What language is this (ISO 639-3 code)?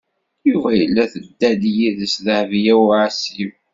kab